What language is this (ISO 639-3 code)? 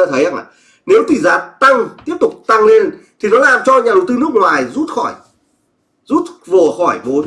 vie